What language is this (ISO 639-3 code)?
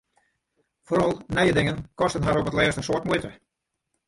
fry